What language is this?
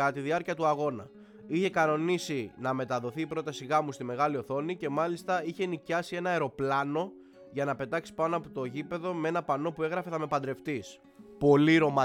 Greek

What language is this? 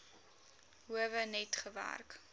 Afrikaans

